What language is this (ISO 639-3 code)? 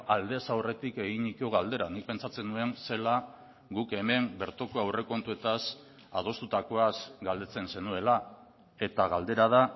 eus